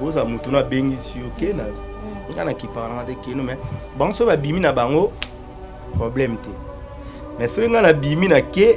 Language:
French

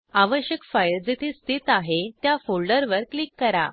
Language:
Marathi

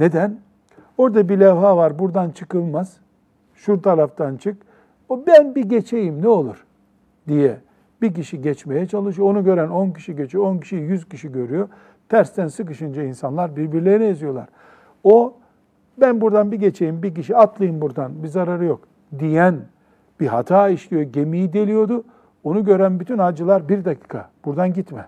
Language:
Turkish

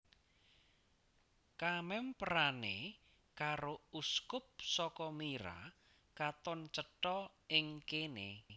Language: Javanese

